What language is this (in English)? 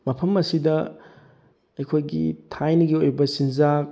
Manipuri